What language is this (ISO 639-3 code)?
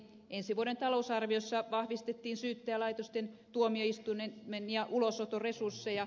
fin